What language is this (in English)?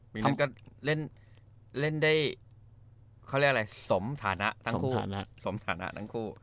Thai